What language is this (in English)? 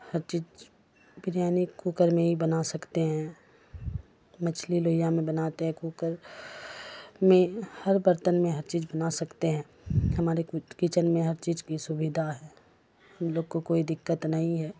Urdu